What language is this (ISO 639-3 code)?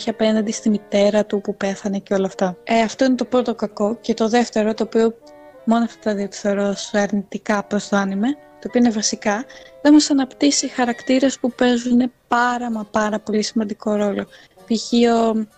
ell